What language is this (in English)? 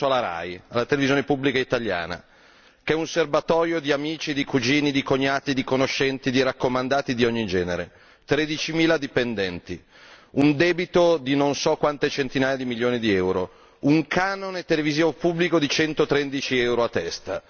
Italian